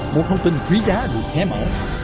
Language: Vietnamese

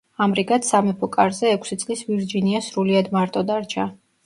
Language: Georgian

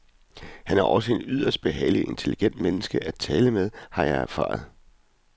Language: Danish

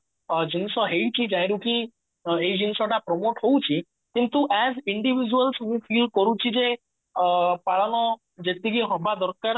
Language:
Odia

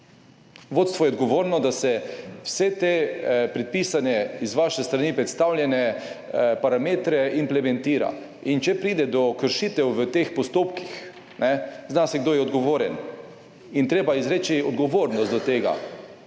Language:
Slovenian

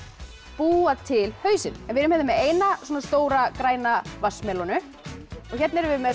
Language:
Icelandic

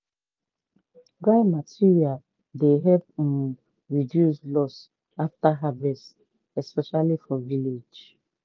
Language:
Nigerian Pidgin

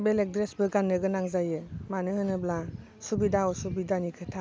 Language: Bodo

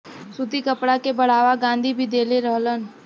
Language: Bhojpuri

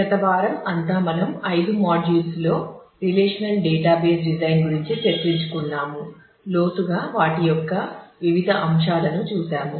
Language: Telugu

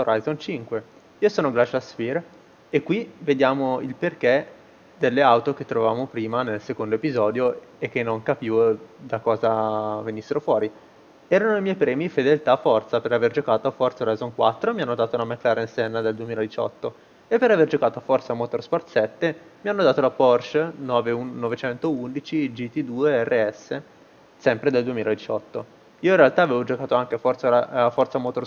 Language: Italian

